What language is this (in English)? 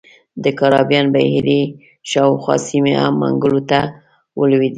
Pashto